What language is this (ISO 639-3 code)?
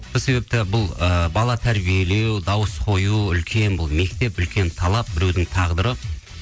kaz